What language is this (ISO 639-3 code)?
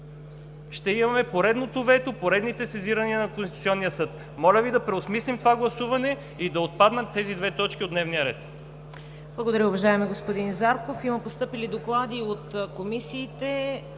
bul